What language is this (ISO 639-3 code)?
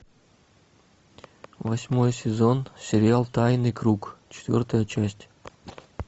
rus